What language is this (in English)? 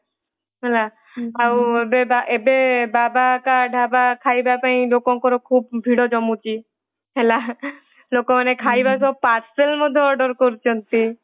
Odia